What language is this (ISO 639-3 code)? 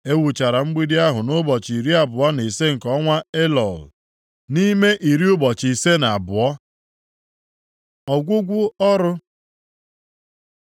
ibo